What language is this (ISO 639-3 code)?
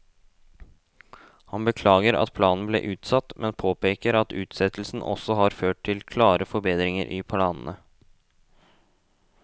nor